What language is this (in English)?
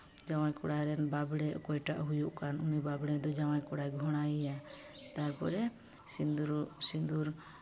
Santali